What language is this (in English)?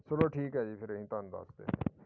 Punjabi